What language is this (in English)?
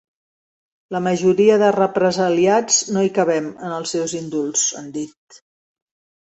Catalan